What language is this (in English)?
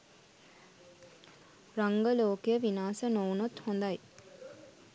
Sinhala